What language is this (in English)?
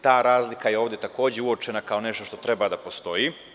Serbian